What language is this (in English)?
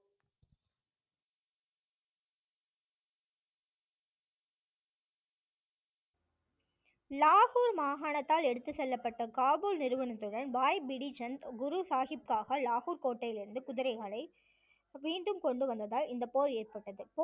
Tamil